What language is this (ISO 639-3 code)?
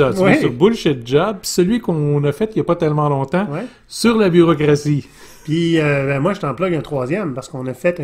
fra